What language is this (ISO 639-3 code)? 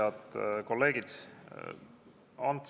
est